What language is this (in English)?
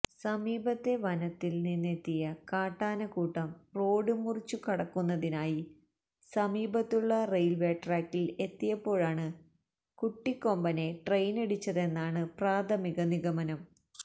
Malayalam